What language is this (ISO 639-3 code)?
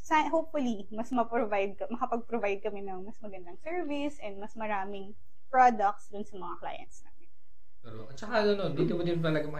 fil